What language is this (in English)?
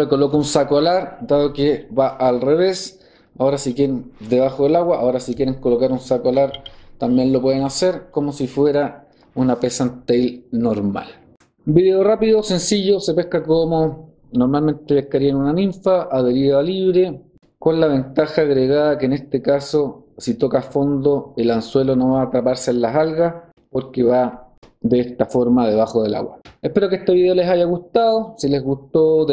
Spanish